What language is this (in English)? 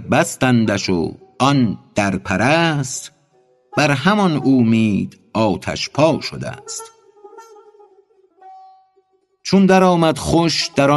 Persian